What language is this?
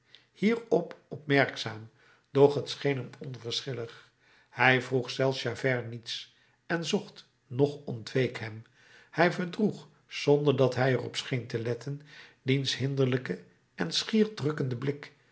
Dutch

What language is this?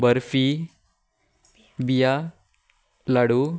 Konkani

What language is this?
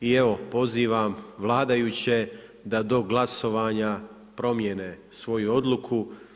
Croatian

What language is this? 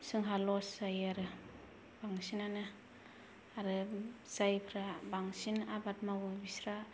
Bodo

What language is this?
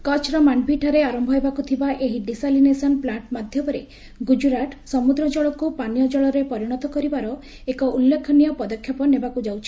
Odia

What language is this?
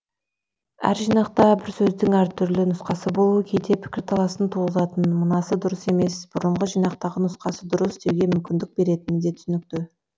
Kazakh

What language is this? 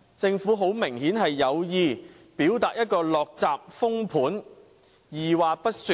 Cantonese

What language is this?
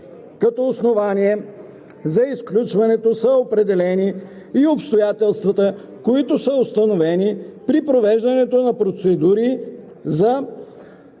Bulgarian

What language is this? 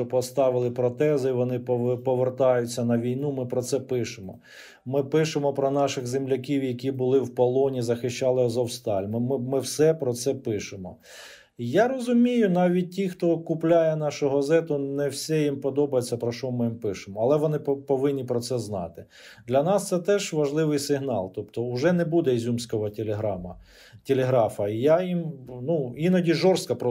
Ukrainian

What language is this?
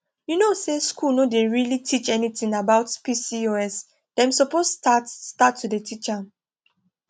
Nigerian Pidgin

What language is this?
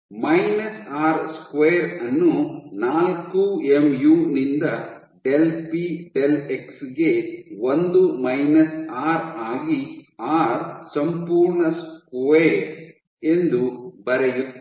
Kannada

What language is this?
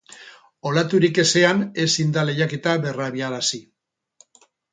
Basque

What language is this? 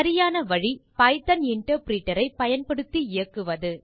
Tamil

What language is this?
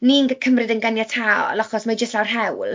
Welsh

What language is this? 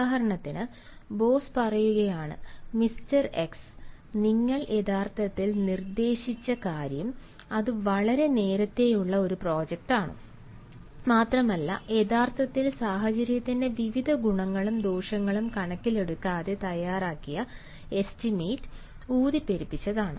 Malayalam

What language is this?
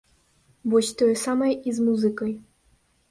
Belarusian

